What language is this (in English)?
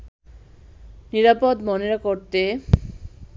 Bangla